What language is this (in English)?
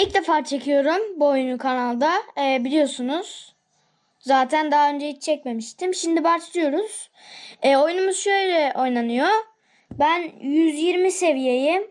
Turkish